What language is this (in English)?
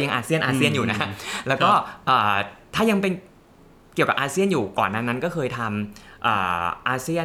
Thai